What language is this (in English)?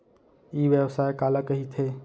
Chhattisgarhi